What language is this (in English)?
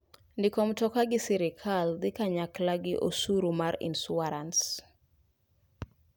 Luo (Kenya and Tanzania)